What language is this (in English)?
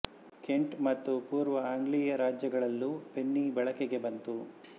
Kannada